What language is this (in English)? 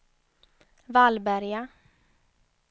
Swedish